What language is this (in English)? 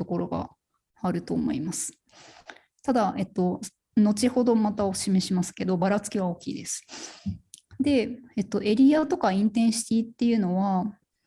Japanese